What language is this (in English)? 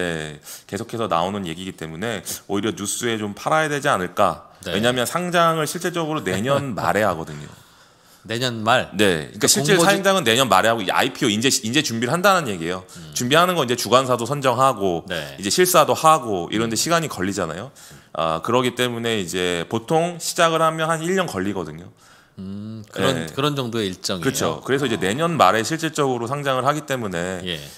Korean